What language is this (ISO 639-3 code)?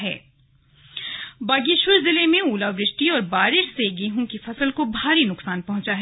hin